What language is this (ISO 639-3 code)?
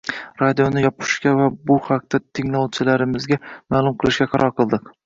uzb